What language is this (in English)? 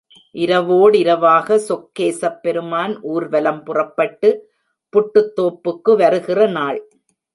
Tamil